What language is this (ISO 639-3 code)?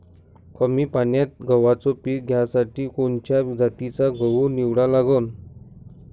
mar